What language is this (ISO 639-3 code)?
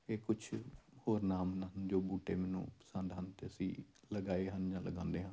pan